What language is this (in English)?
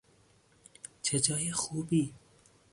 Persian